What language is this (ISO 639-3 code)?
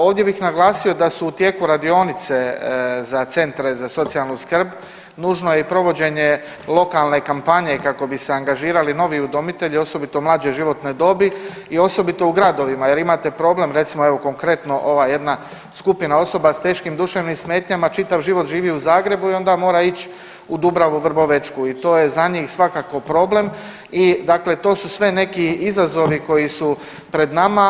hrv